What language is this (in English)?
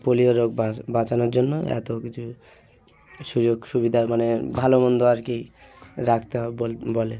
Bangla